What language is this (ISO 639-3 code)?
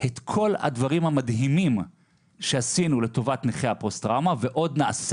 heb